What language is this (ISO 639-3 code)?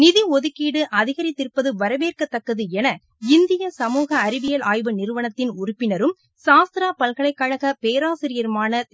tam